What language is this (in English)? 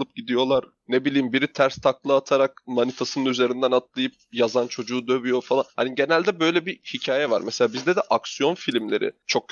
Turkish